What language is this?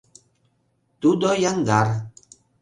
Mari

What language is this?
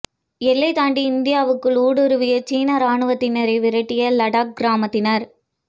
Tamil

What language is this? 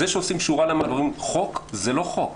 Hebrew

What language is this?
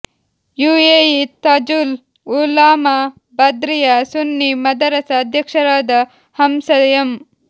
Kannada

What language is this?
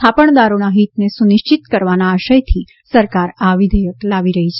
Gujarati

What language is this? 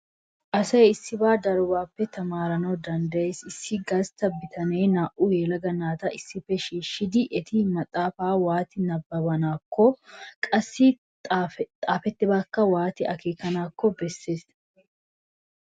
Wolaytta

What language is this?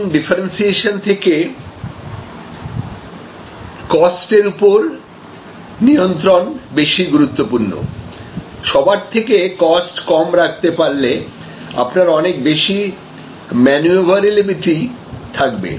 Bangla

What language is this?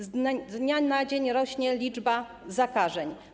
Polish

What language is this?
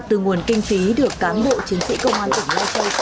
Vietnamese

